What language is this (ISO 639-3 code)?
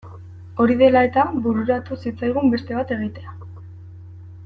eus